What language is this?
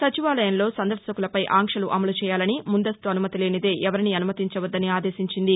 Telugu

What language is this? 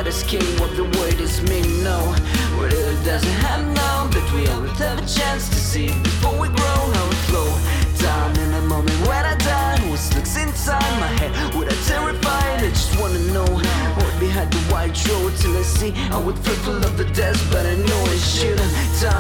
Russian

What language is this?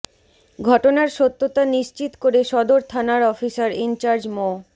Bangla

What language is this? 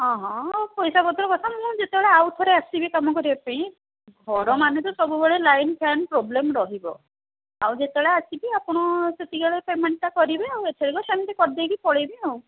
Odia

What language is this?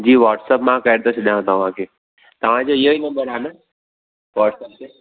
Sindhi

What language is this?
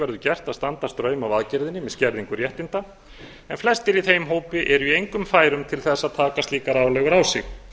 Icelandic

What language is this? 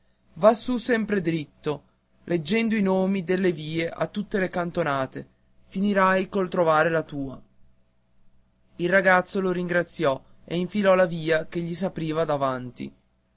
Italian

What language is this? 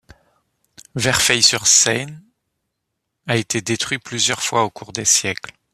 French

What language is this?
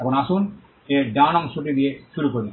Bangla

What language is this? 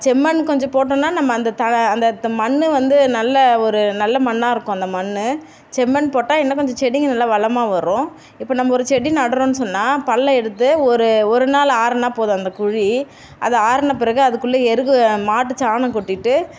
Tamil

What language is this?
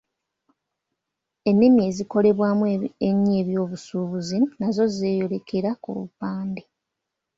Ganda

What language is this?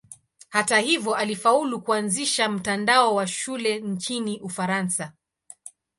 Swahili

